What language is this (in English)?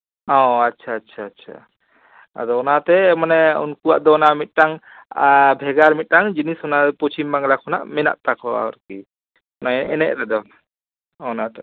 Santali